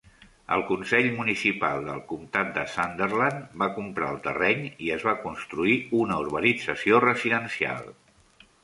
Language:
Catalan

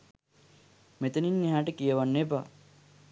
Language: Sinhala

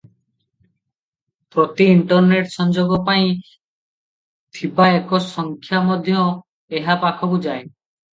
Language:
Odia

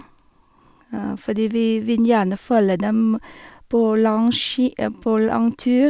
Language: Norwegian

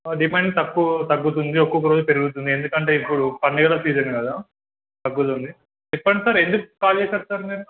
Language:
Telugu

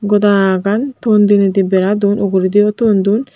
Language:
Chakma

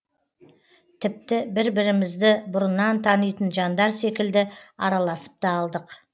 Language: Kazakh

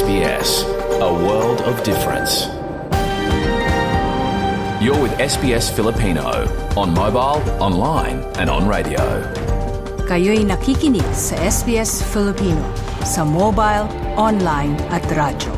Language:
Filipino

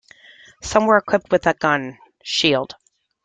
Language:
English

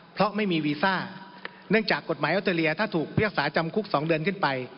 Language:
Thai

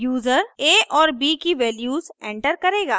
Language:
Hindi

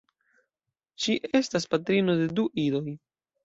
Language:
Esperanto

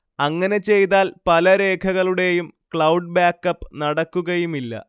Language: Malayalam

